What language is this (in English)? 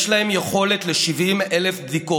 Hebrew